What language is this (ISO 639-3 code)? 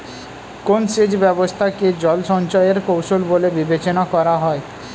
ben